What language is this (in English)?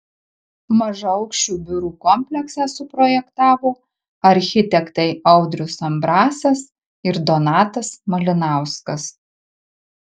Lithuanian